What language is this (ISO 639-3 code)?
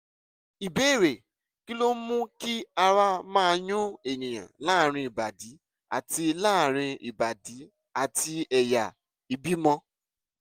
yor